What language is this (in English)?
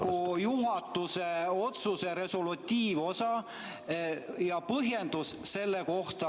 Estonian